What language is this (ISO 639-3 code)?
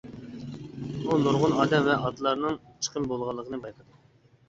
uig